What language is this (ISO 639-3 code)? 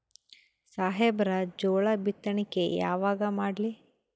kan